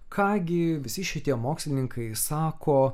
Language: Lithuanian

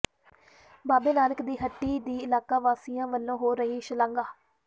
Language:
Punjabi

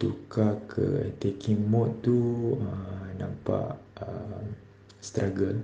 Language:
Malay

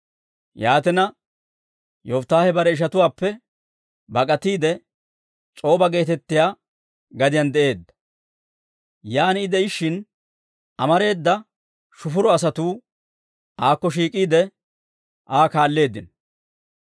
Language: Dawro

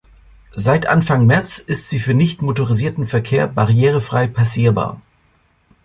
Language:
German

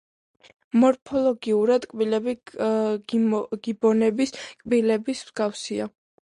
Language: Georgian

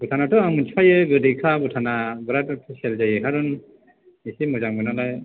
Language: Bodo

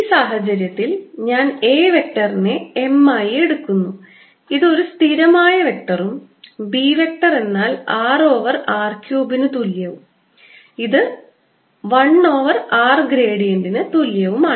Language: Malayalam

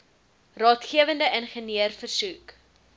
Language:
Afrikaans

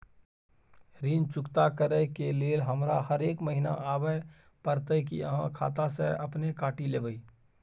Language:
Maithili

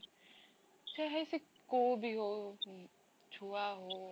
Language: Odia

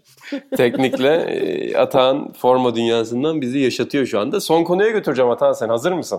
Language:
Turkish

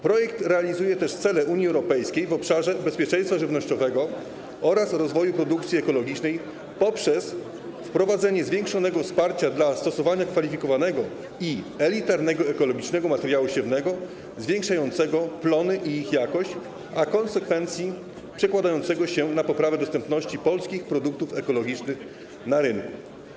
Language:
Polish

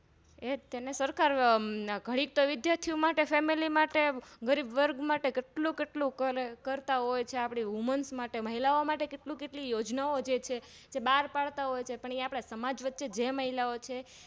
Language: Gujarati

